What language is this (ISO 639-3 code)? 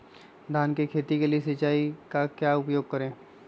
mag